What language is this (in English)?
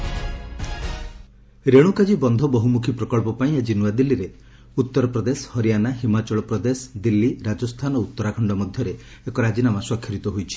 Odia